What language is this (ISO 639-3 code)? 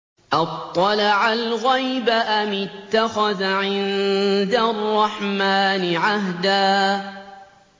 ara